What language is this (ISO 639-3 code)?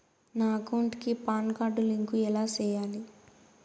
tel